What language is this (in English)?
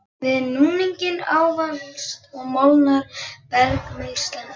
Icelandic